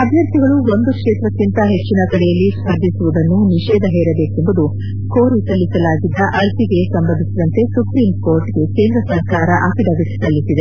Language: Kannada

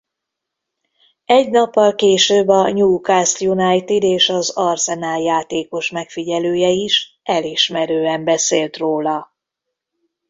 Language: Hungarian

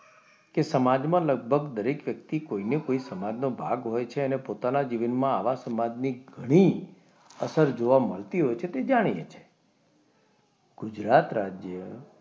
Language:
Gujarati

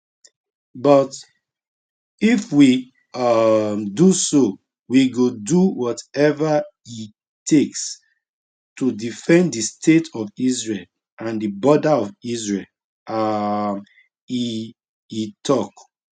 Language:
Nigerian Pidgin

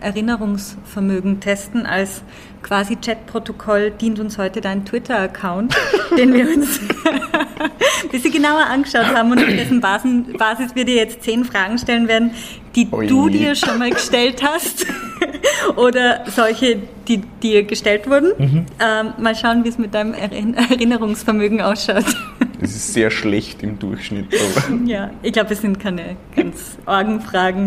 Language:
German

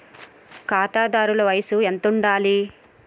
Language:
Telugu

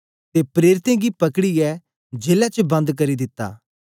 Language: Dogri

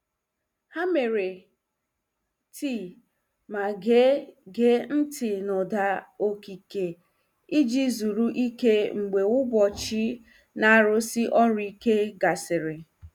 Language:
Igbo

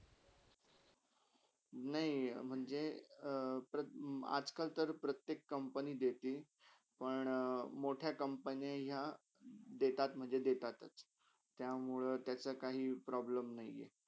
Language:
Marathi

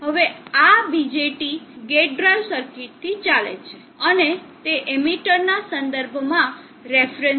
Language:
Gujarati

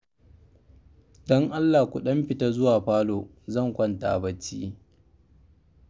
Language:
Hausa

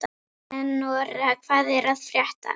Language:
Icelandic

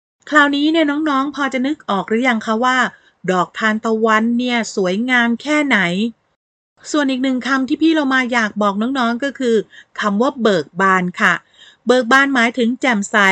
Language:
Thai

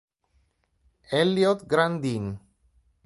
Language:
Italian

